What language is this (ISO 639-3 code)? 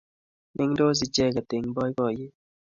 kln